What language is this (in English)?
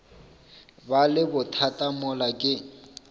Northern Sotho